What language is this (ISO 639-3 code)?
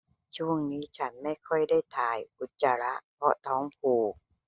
tha